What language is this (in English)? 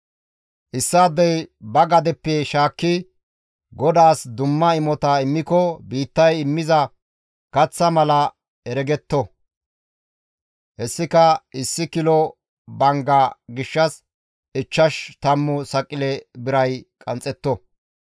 Gamo